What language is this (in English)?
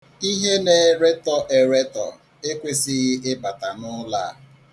Igbo